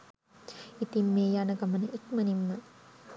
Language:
Sinhala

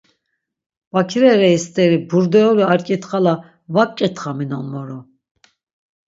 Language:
Laz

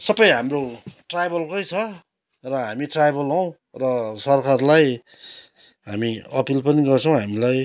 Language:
Nepali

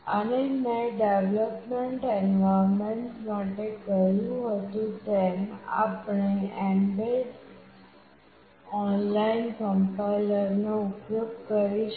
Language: Gujarati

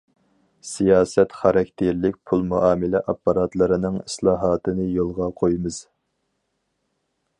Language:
Uyghur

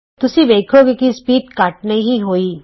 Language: Punjabi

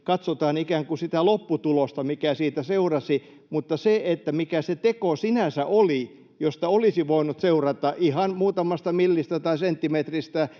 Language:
Finnish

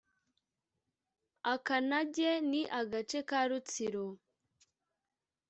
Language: Kinyarwanda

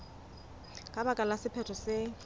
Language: Southern Sotho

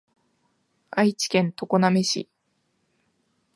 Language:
Japanese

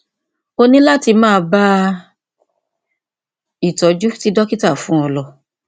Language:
Yoruba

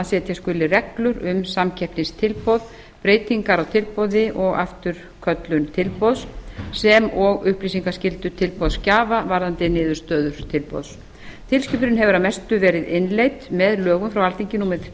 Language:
Icelandic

